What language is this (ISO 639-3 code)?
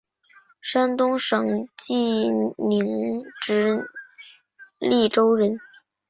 zho